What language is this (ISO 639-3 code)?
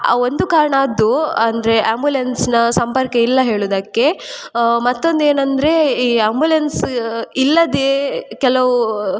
kan